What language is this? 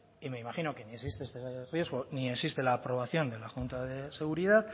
Spanish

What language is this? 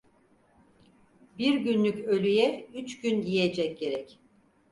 Turkish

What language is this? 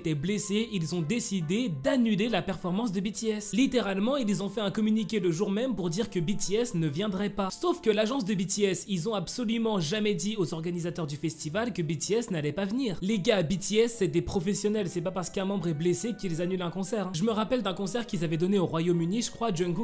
French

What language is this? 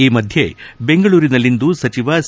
Kannada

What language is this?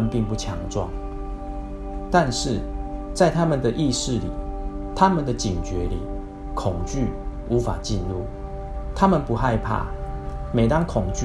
Chinese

